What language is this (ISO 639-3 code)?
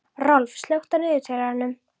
isl